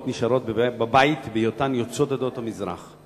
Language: Hebrew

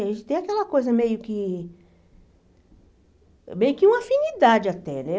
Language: Portuguese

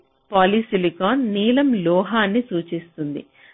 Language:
Telugu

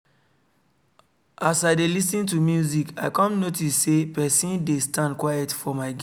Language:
Nigerian Pidgin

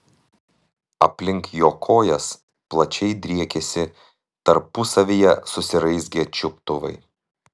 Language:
Lithuanian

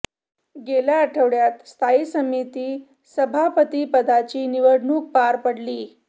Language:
Marathi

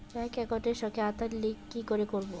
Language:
Bangla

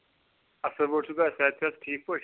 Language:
Kashmiri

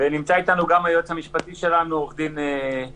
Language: Hebrew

